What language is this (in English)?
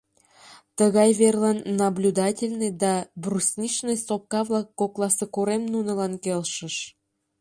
Mari